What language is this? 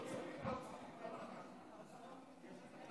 Hebrew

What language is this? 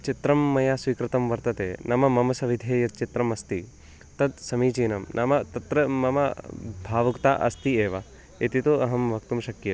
Sanskrit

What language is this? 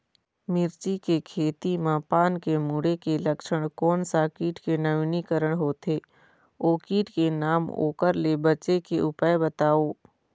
Chhattisgarhi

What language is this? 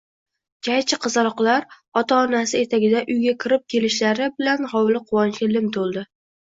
Uzbek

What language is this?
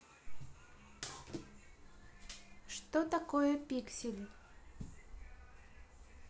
Russian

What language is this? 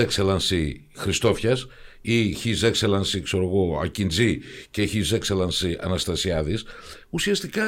Greek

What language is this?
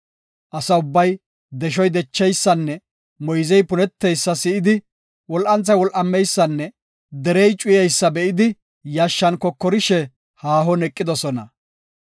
Gofa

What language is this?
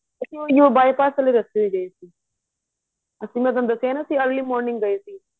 Punjabi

